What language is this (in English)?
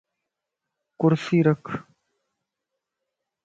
Lasi